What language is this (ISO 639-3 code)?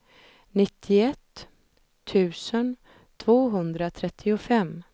swe